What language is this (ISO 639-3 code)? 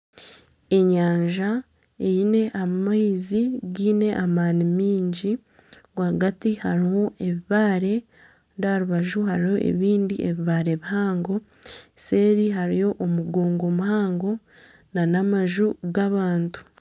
nyn